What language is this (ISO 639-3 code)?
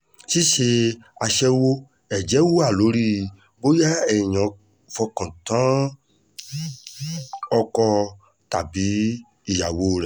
yor